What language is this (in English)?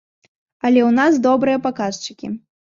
Belarusian